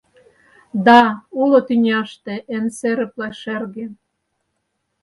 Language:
Mari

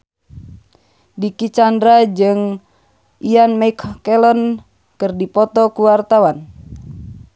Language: Sundanese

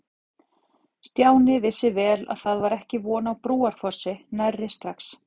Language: Icelandic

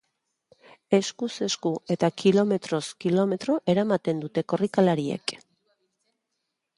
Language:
Basque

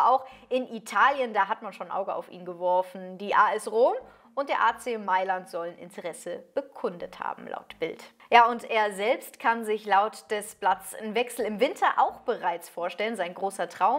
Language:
German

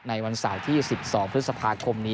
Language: Thai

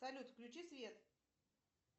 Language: Russian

